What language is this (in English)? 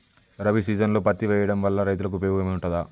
Telugu